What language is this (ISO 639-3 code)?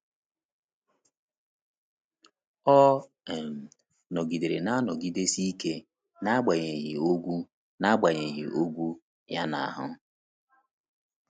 ibo